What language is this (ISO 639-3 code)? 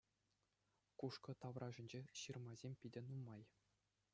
chv